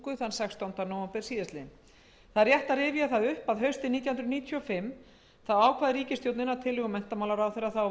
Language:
Icelandic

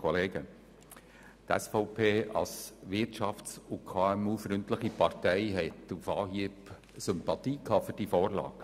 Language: Swiss German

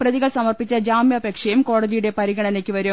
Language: Malayalam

